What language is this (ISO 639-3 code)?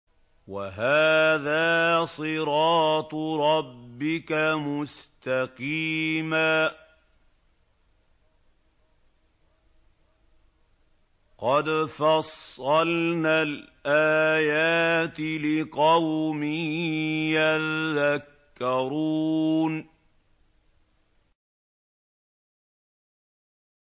ara